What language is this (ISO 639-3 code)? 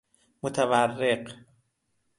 fas